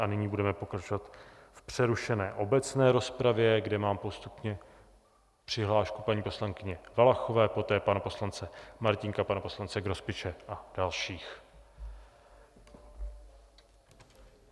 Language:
Czech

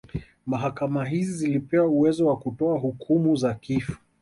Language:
Swahili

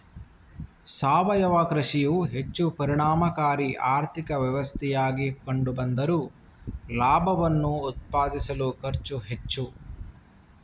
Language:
Kannada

